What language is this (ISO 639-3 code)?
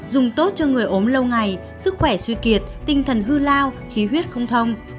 vie